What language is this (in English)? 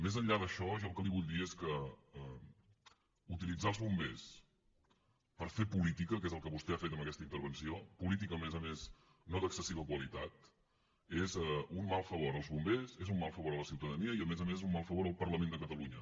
Catalan